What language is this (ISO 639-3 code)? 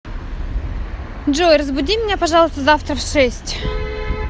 rus